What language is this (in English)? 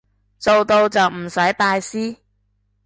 Cantonese